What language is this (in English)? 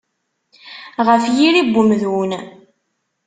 Kabyle